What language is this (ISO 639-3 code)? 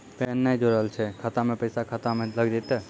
mai